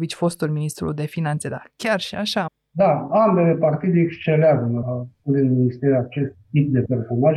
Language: Romanian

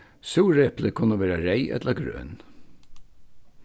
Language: Faroese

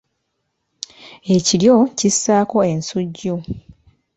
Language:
Ganda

